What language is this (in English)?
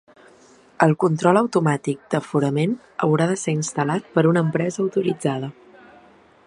Catalan